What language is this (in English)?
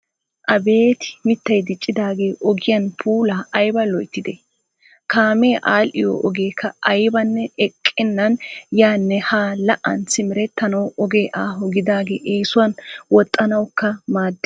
Wolaytta